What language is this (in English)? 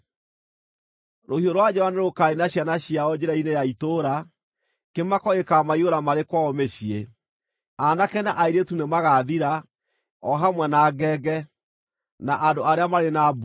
Kikuyu